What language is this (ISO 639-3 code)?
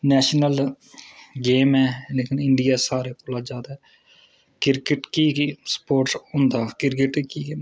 doi